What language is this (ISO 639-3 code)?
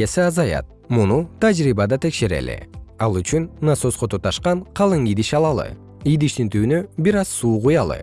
kir